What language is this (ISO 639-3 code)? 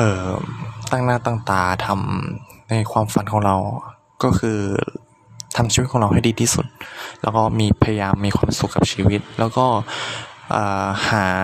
tha